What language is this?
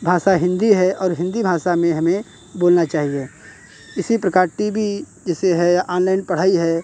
Hindi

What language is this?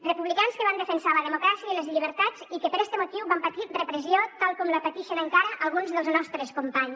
Catalan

